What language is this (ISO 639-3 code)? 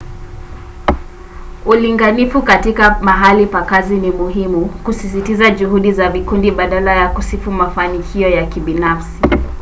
swa